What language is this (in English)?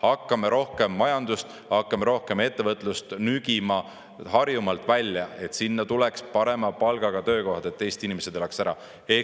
Estonian